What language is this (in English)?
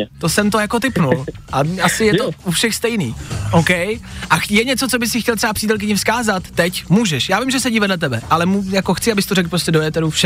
Czech